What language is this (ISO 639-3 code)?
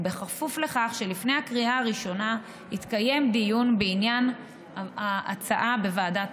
heb